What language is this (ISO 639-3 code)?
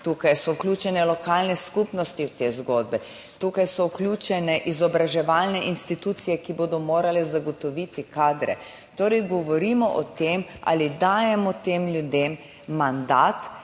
slv